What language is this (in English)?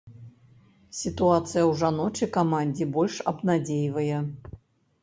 Belarusian